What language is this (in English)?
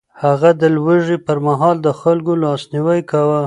Pashto